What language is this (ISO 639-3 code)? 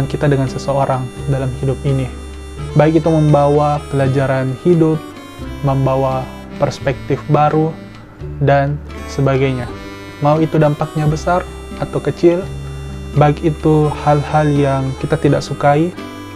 ind